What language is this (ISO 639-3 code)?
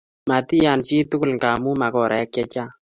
kln